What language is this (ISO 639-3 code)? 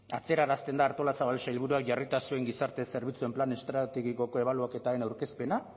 eus